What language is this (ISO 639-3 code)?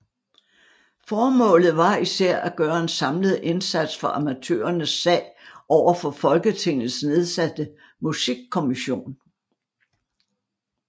dan